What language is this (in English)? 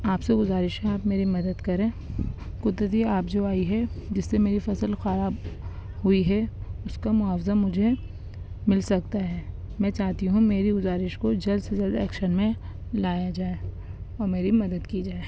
Urdu